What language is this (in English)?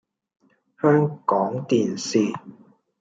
Cantonese